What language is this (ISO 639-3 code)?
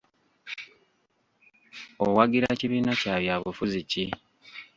lug